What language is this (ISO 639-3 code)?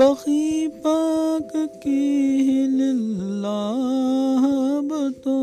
urd